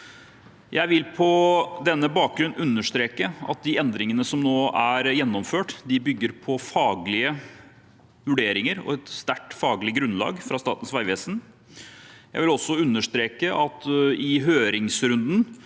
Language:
Norwegian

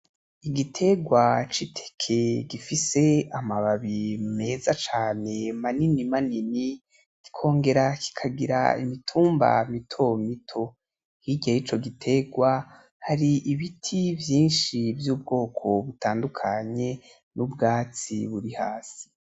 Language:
Rundi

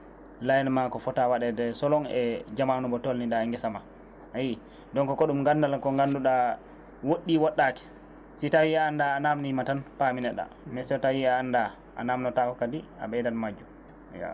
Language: Fula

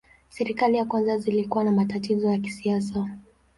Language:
Swahili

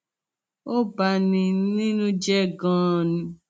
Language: Yoruba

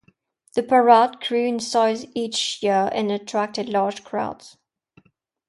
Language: English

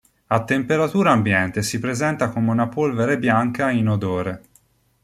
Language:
Italian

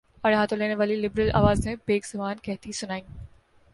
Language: Urdu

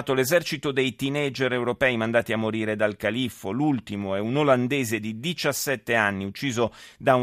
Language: Italian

